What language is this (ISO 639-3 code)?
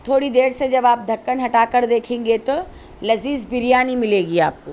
urd